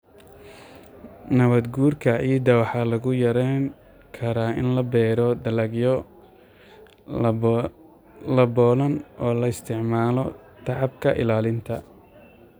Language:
Somali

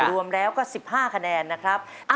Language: Thai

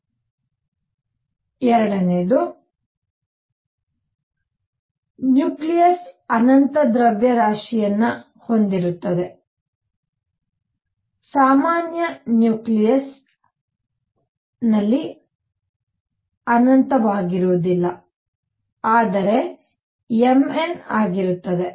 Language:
Kannada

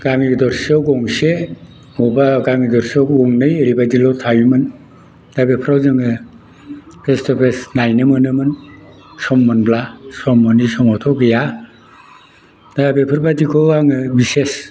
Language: Bodo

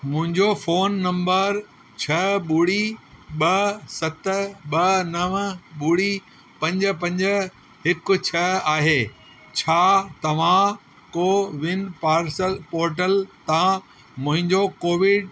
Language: Sindhi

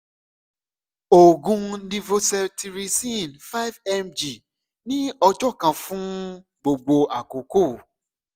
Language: Yoruba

